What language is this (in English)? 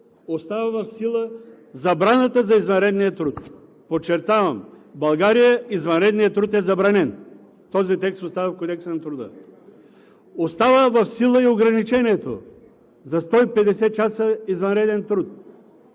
Bulgarian